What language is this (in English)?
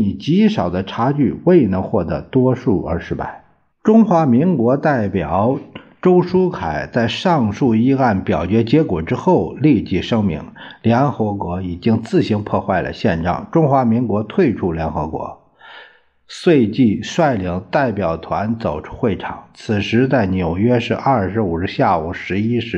Chinese